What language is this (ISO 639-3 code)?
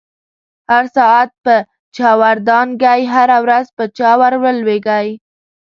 pus